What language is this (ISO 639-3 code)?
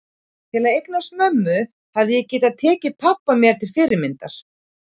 isl